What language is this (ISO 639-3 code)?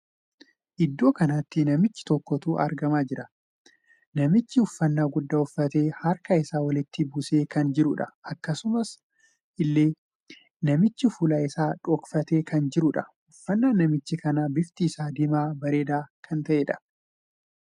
orm